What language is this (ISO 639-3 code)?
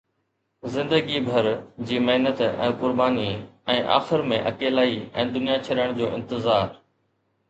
snd